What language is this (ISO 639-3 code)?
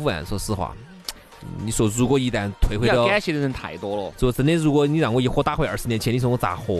zho